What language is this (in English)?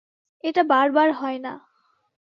Bangla